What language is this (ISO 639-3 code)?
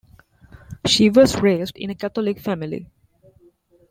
eng